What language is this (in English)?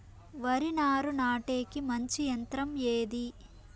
Telugu